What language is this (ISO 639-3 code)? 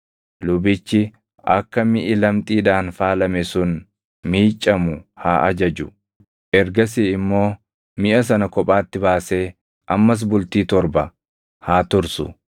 orm